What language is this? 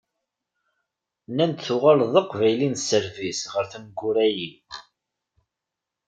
Kabyle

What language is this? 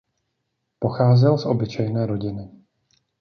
Czech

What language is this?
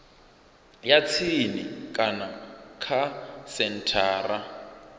Venda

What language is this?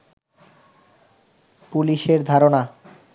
Bangla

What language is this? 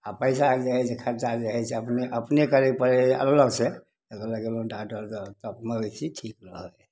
Maithili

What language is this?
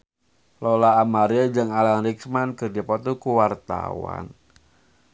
Sundanese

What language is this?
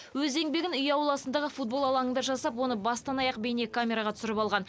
Kazakh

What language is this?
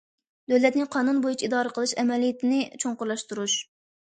Uyghur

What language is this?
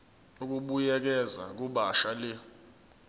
Zulu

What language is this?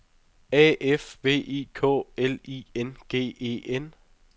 Danish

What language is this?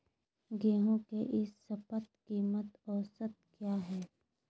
Magahi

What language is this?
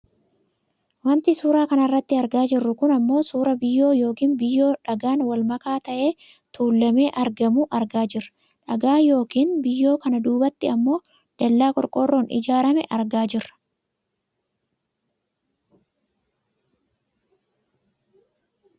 Oromo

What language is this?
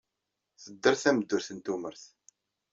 Kabyle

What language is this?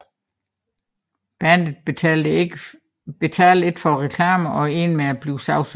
Danish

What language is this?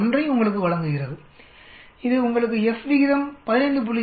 Tamil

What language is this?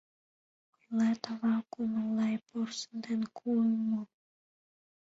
Mari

